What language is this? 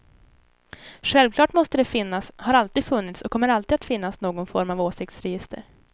Swedish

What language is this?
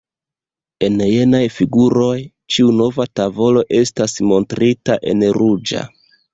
Esperanto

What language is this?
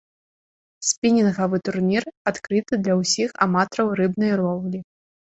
Belarusian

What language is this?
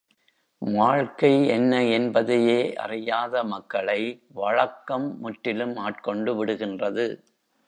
Tamil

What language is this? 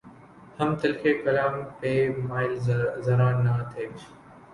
Urdu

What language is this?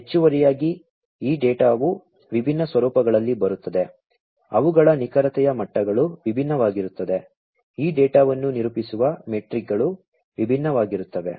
Kannada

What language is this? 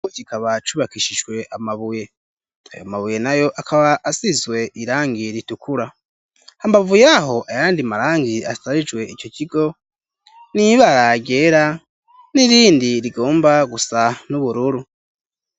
Rundi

